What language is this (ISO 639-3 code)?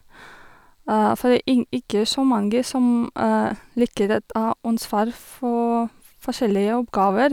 nor